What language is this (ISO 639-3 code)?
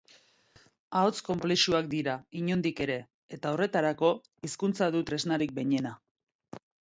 eus